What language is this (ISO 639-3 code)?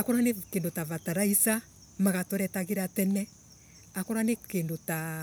ebu